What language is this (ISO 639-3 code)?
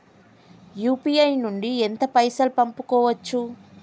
tel